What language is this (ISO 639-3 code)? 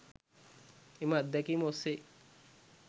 sin